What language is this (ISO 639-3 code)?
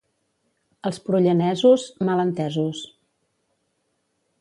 cat